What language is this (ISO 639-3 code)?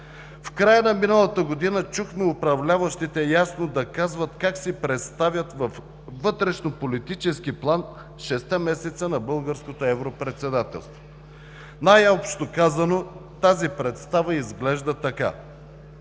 bul